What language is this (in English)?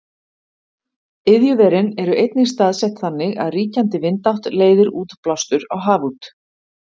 Icelandic